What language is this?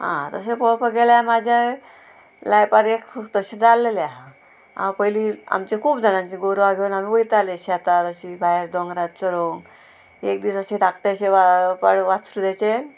Konkani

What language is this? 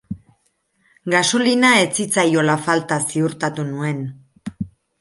Basque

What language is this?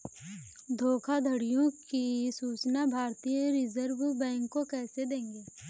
Hindi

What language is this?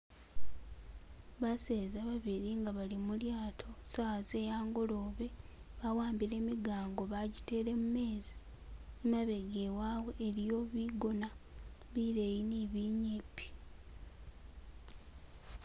Masaaba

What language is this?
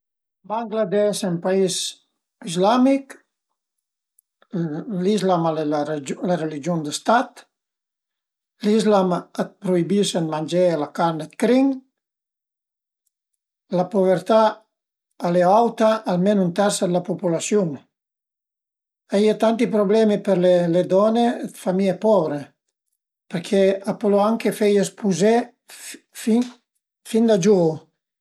Piedmontese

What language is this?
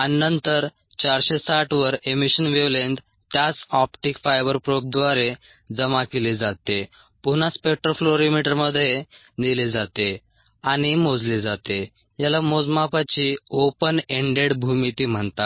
Marathi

